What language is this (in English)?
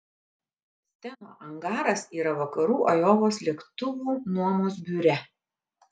Lithuanian